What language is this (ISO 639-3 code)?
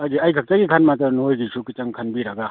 mni